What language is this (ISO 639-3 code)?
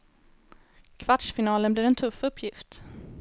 swe